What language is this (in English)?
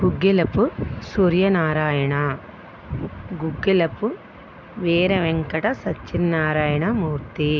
Telugu